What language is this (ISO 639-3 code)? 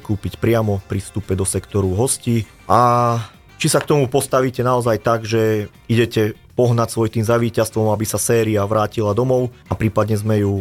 slk